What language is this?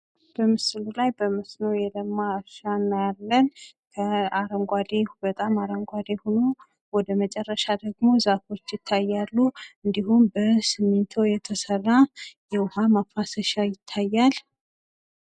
Amharic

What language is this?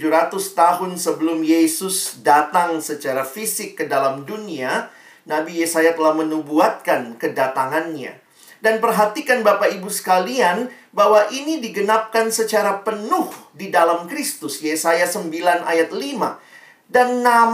Indonesian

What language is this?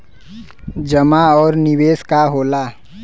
Bhojpuri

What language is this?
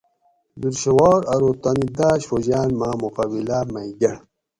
Gawri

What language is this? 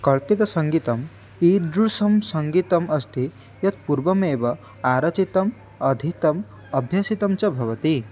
Sanskrit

